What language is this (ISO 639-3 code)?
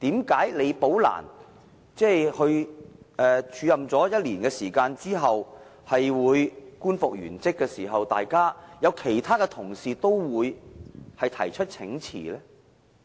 yue